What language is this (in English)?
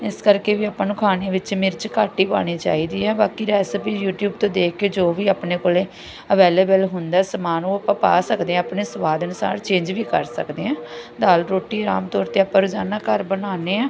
Punjabi